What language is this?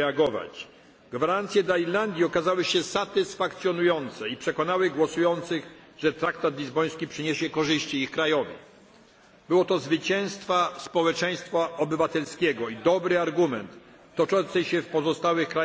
Polish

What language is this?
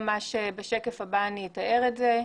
Hebrew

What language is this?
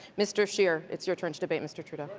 English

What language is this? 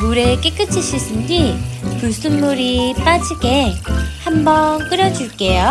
Korean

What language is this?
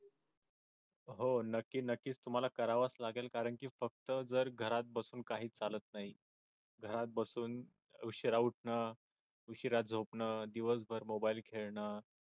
Marathi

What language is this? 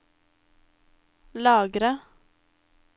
Norwegian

